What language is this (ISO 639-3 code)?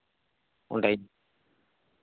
sat